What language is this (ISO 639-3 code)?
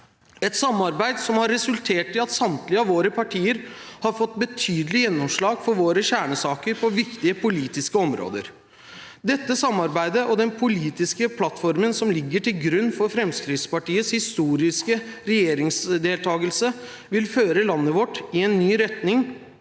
nor